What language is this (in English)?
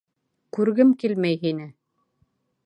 Bashkir